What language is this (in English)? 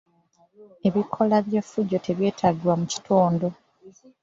Ganda